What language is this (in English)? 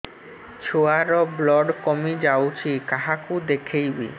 Odia